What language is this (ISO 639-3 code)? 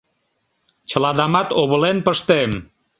chm